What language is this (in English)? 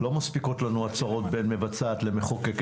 Hebrew